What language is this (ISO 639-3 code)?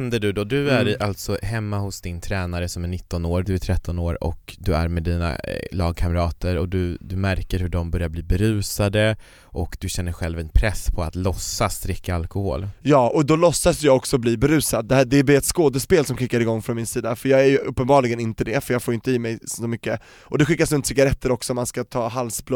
swe